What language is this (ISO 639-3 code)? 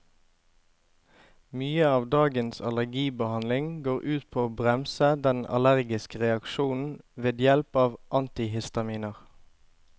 nor